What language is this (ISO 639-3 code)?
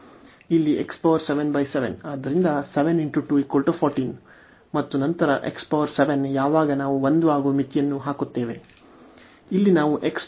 kan